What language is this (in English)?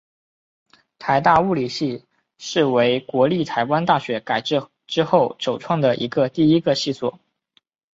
Chinese